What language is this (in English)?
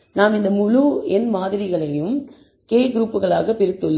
Tamil